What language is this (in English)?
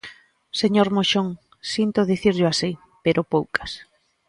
Galician